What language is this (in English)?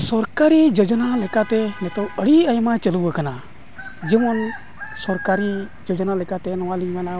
Santali